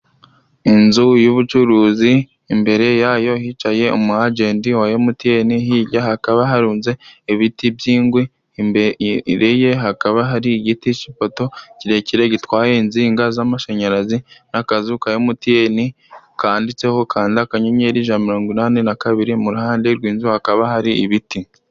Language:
Kinyarwanda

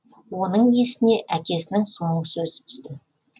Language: Kazakh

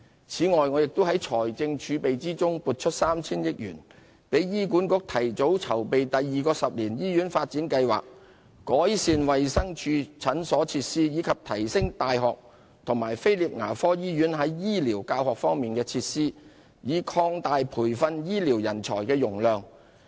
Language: Cantonese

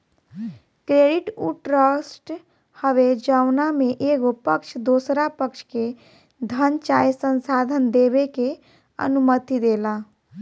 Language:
Bhojpuri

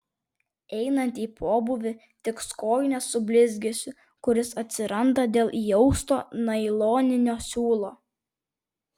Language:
Lithuanian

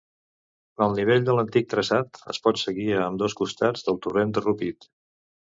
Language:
Catalan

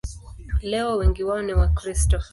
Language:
Swahili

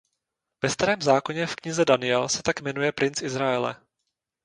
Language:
Czech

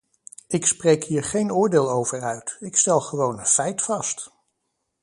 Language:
Dutch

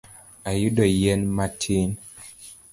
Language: Luo (Kenya and Tanzania)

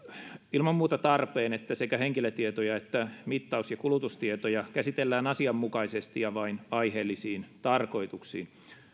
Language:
Finnish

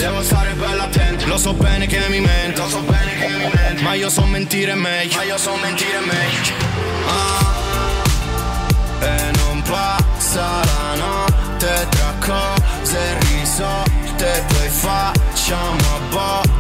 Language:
Italian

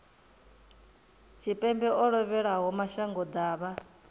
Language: Venda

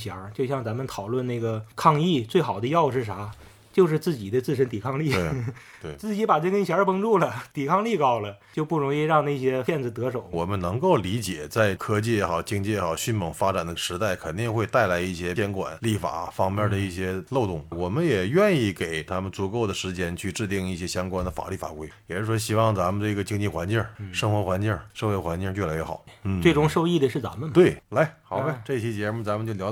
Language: Chinese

